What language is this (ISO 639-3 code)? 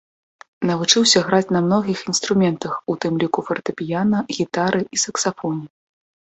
bel